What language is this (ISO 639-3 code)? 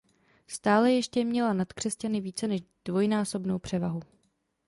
ces